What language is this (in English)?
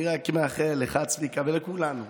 Hebrew